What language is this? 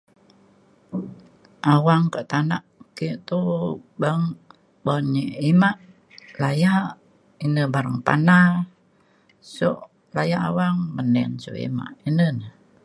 Mainstream Kenyah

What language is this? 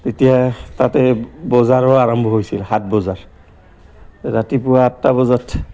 Assamese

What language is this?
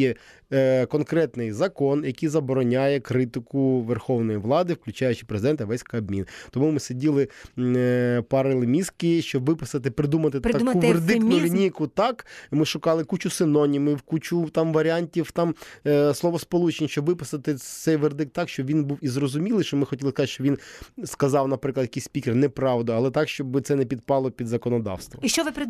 Ukrainian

